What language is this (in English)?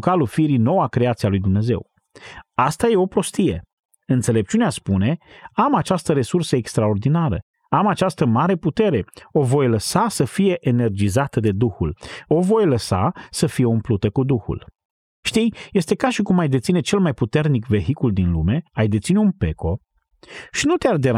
Romanian